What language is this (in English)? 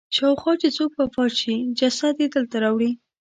Pashto